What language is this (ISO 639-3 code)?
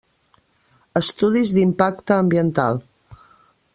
cat